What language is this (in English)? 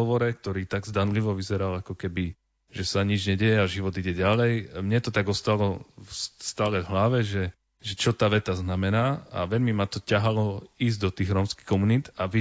Slovak